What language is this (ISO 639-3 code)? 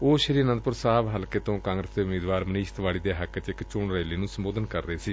pan